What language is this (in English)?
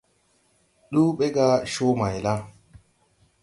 Tupuri